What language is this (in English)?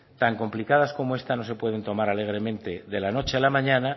Spanish